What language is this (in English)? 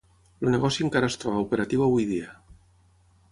Catalan